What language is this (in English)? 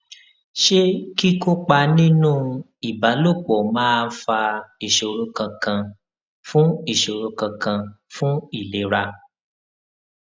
Yoruba